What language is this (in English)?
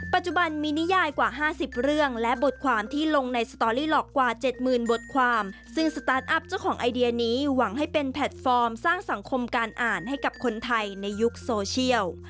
Thai